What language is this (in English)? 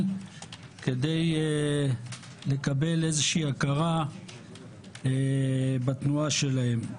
Hebrew